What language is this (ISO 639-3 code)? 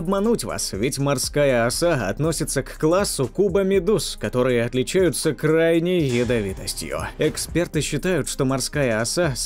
rus